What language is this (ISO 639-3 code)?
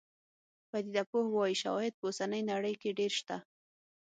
pus